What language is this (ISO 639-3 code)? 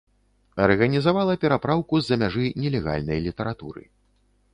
bel